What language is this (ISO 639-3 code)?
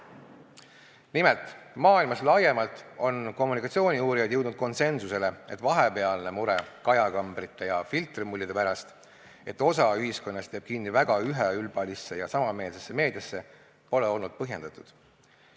est